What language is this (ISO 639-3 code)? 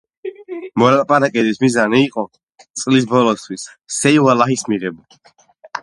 kat